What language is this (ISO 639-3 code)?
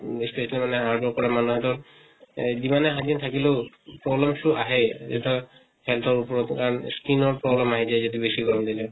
asm